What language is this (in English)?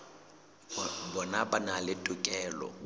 Southern Sotho